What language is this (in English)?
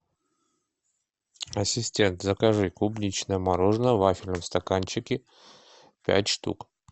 Russian